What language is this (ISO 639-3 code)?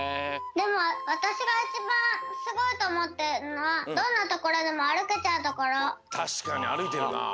jpn